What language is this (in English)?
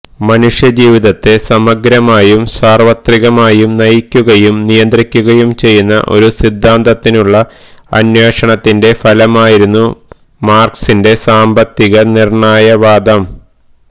Malayalam